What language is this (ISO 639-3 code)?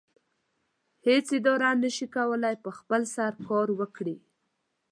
pus